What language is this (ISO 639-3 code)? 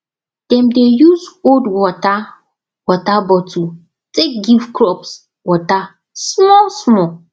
pcm